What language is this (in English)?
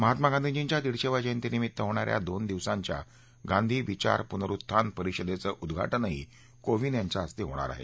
Marathi